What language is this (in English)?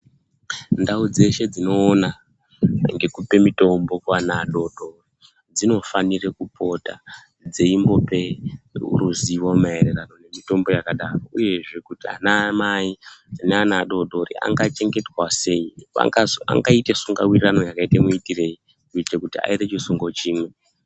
Ndau